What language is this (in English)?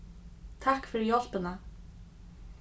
Faroese